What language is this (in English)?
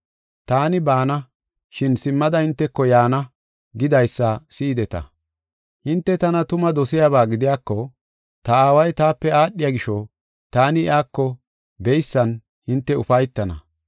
Gofa